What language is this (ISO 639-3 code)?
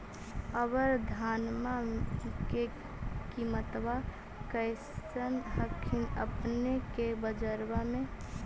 mag